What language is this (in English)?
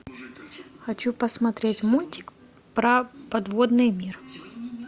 Russian